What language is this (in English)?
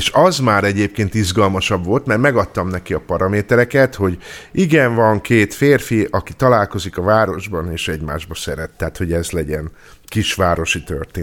Hungarian